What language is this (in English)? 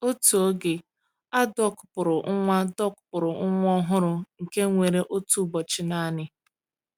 Igbo